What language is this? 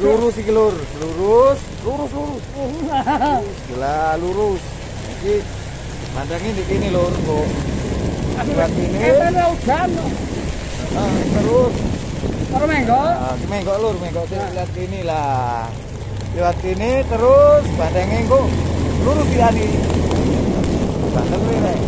Indonesian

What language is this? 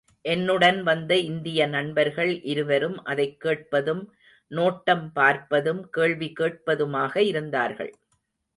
Tamil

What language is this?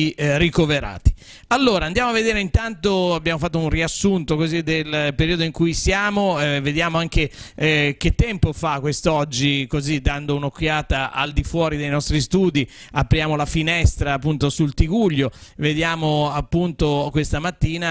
Italian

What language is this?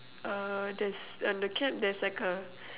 English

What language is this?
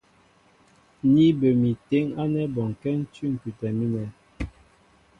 Mbo (Cameroon)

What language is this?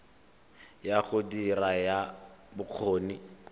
Tswana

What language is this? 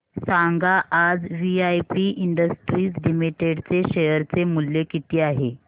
Marathi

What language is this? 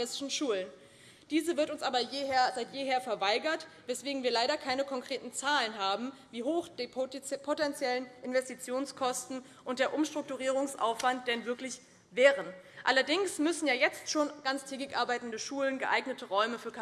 German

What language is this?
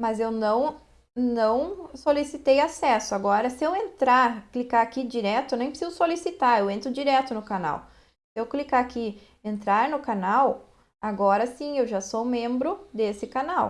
Portuguese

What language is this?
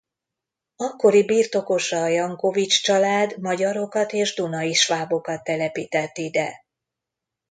Hungarian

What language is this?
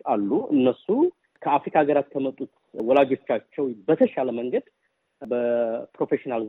Amharic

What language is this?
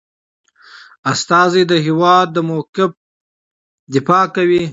Pashto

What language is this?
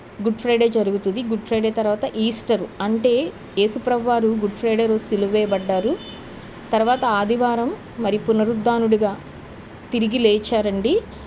Telugu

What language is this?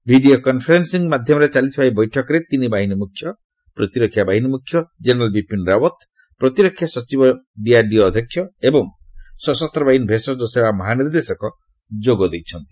Odia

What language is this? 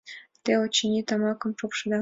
Mari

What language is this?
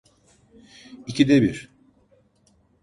Turkish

